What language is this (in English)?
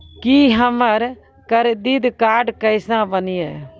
Maithili